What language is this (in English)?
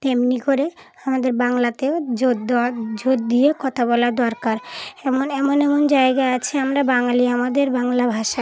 Bangla